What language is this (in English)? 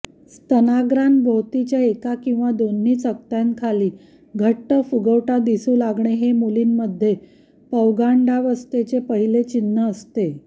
Marathi